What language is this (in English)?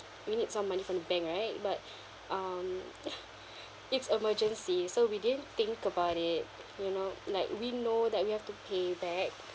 English